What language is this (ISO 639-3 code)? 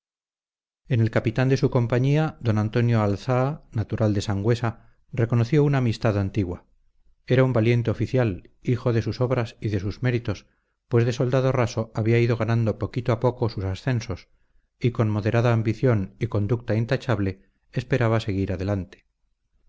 spa